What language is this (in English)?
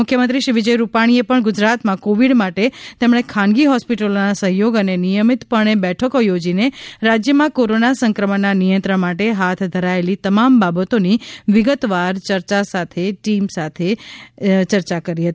Gujarati